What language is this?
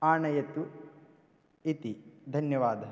Sanskrit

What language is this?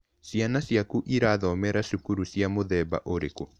Kikuyu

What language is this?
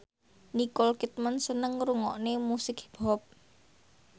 Javanese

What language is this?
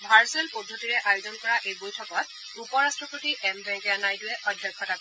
Assamese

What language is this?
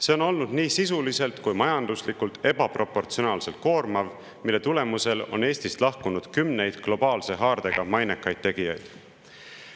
Estonian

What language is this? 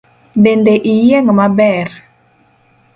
Luo (Kenya and Tanzania)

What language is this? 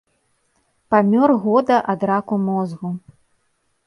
Belarusian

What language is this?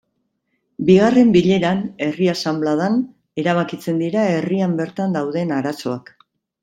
Basque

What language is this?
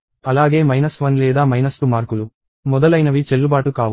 Telugu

